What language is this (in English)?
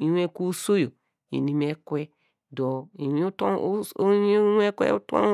Degema